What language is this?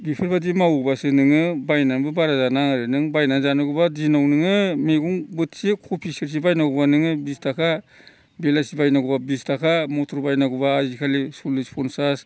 Bodo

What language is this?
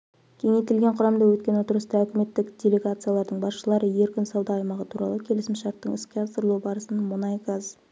Kazakh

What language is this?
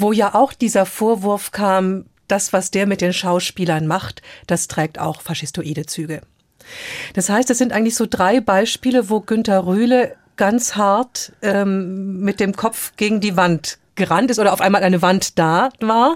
German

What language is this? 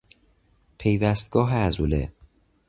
Persian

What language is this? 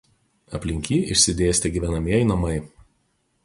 Lithuanian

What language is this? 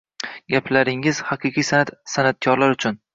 Uzbek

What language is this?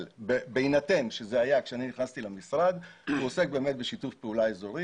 Hebrew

